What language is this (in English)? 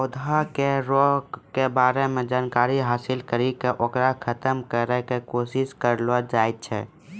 Maithili